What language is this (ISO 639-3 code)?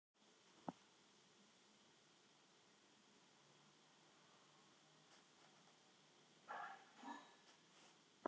isl